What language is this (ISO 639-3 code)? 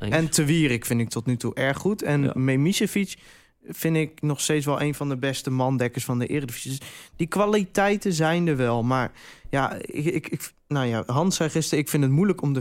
nld